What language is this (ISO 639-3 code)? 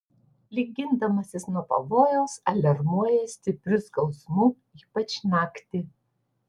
lit